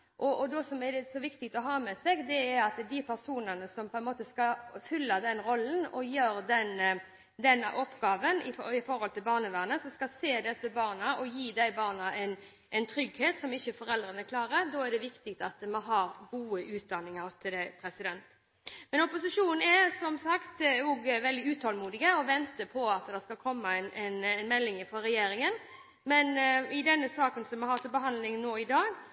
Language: Norwegian Bokmål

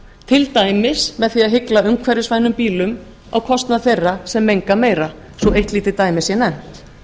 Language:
Icelandic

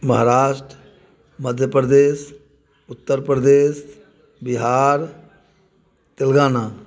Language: Maithili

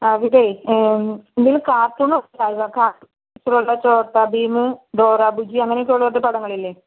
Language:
Malayalam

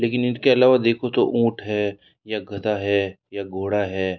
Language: Hindi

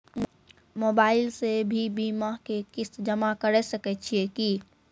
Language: Maithili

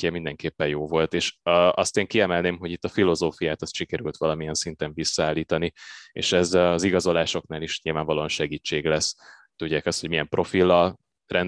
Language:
Hungarian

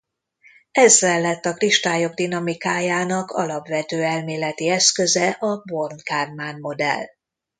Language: Hungarian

